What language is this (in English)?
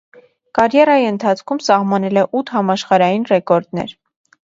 Armenian